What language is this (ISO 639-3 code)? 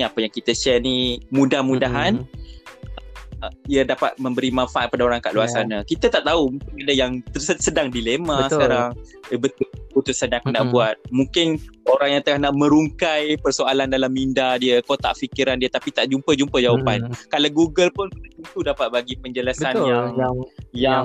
msa